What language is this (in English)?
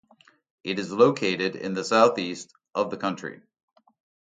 English